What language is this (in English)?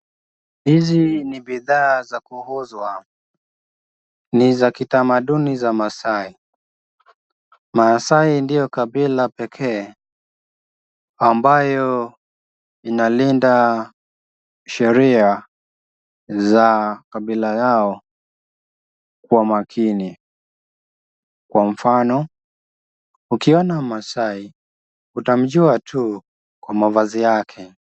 Swahili